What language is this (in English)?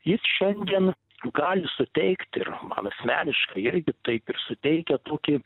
Lithuanian